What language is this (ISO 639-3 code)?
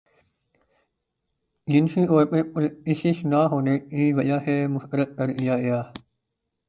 urd